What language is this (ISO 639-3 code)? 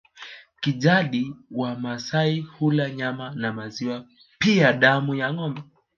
swa